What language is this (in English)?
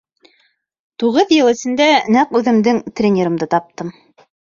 Bashkir